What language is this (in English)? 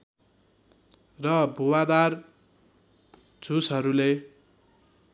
Nepali